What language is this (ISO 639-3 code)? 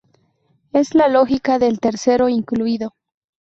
spa